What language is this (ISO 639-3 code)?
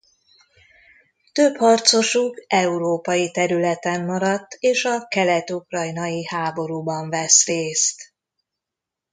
hun